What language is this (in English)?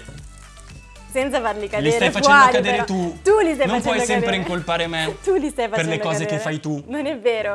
Italian